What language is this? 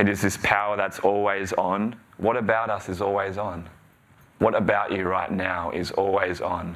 English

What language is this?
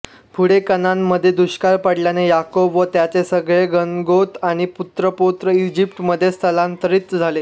Marathi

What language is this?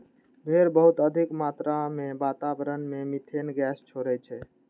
Maithili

